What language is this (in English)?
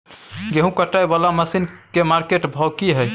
Maithili